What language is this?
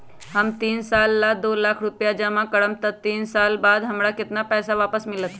Magahi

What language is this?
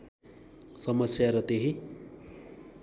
Nepali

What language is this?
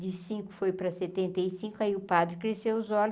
Portuguese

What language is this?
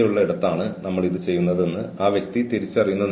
Malayalam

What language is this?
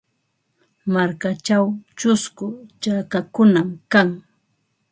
Ambo-Pasco Quechua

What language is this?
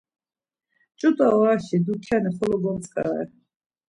Laz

